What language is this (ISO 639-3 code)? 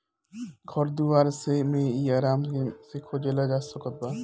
bho